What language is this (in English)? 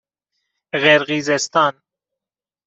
Persian